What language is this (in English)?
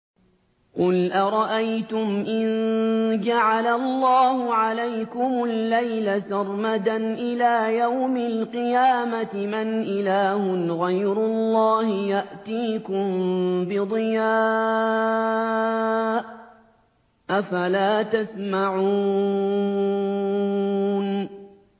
Arabic